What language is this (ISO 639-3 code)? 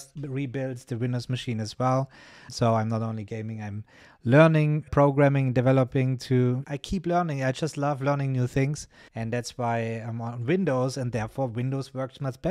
eng